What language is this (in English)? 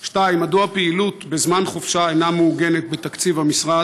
Hebrew